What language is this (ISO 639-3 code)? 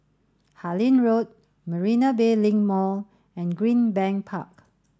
eng